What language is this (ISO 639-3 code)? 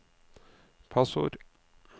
nor